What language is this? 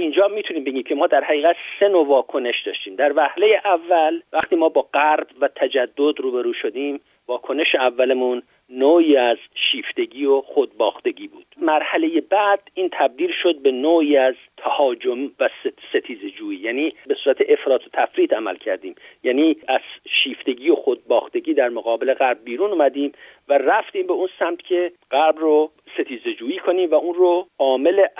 Persian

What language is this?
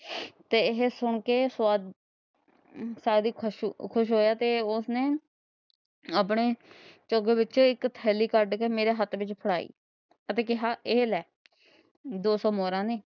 Punjabi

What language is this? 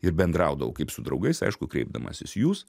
Lithuanian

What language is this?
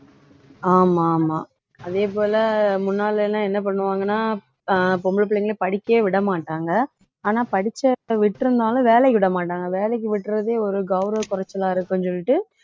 Tamil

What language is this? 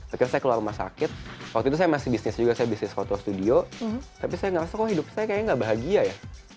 Indonesian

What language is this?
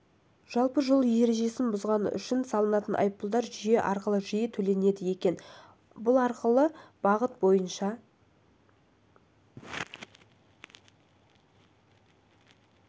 Kazakh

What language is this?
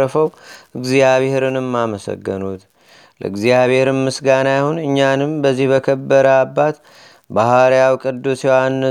Amharic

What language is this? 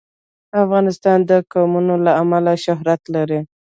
Pashto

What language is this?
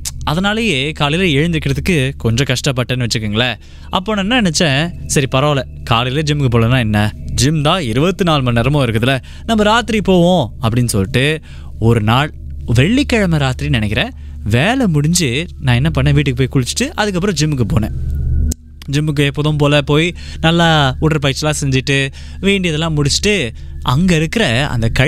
Tamil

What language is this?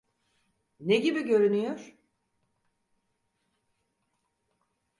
Turkish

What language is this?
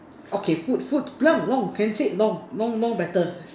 English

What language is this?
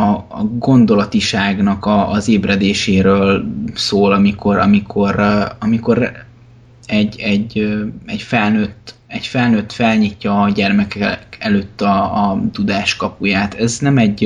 Hungarian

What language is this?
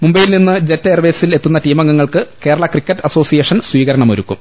Malayalam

